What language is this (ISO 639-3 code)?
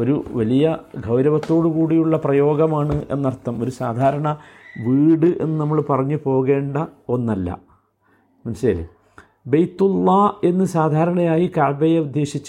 mal